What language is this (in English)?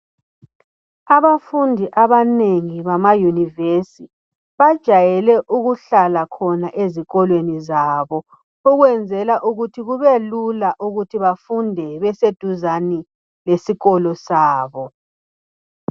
North Ndebele